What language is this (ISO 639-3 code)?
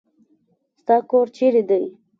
pus